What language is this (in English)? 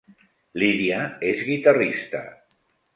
Catalan